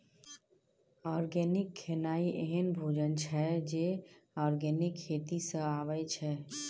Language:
Maithili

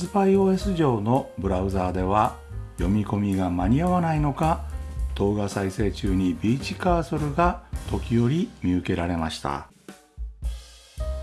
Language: Japanese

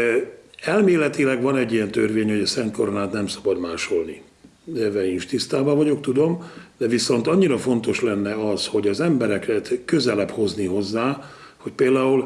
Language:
Hungarian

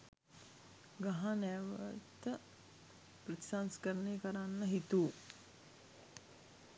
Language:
Sinhala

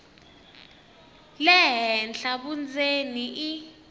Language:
Tsonga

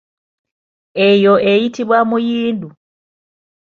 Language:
Ganda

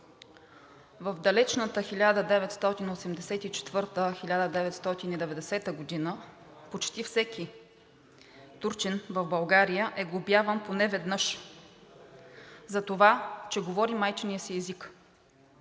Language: Bulgarian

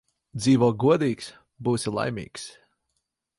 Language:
Latvian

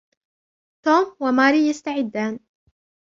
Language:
Arabic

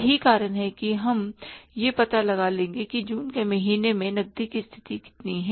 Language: Hindi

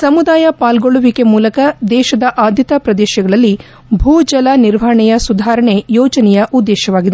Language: Kannada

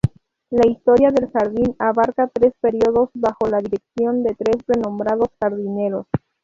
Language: Spanish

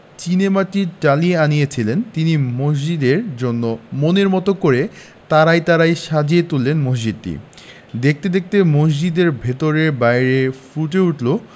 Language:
Bangla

